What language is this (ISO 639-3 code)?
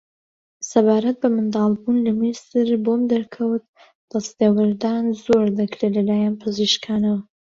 ckb